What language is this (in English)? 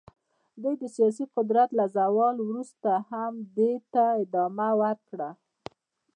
Pashto